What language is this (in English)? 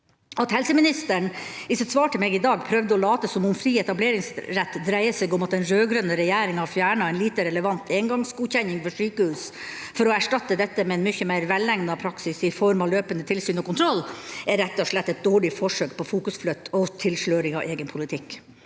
Norwegian